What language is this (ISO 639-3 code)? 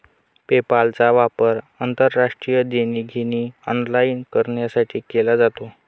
mar